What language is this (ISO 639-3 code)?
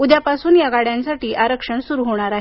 mar